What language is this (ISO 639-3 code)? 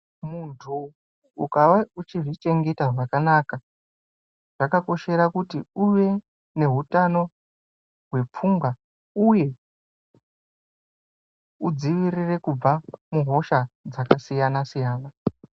ndc